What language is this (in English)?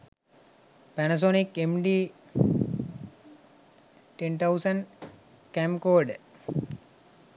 Sinhala